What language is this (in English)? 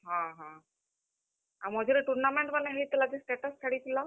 Odia